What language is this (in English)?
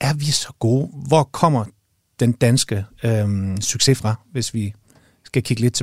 Danish